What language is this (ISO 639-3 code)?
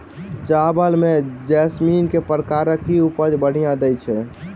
mai